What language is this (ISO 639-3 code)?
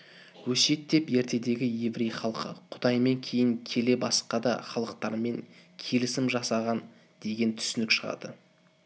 kaz